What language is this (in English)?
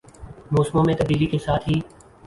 Urdu